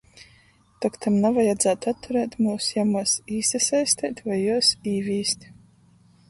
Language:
Latgalian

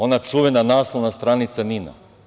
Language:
Serbian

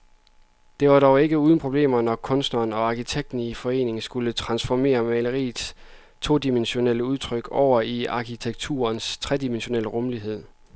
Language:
Danish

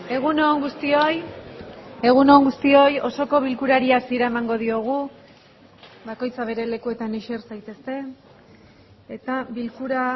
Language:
Basque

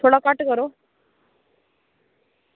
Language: Dogri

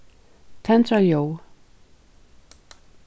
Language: Faroese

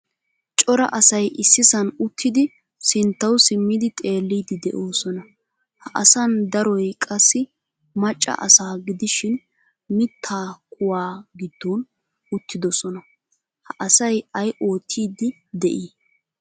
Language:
Wolaytta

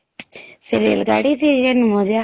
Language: Odia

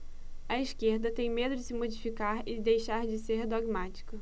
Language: Portuguese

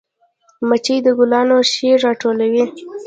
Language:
Pashto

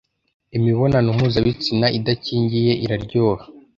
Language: Kinyarwanda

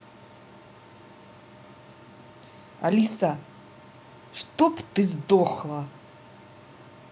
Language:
Russian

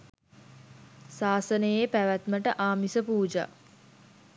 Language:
Sinhala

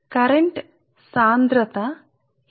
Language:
Telugu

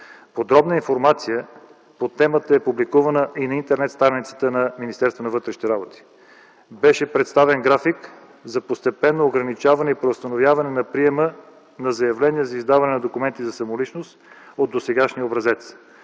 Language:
Bulgarian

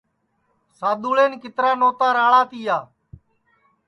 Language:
Sansi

